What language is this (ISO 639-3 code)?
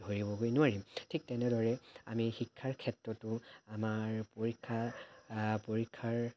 asm